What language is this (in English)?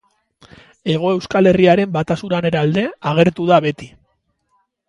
Basque